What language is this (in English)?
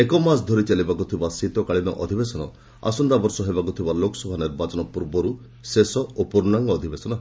Odia